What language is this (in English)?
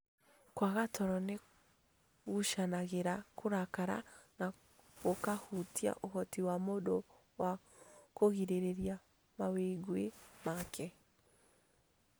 Kikuyu